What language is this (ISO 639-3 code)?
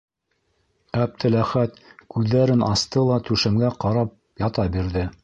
bak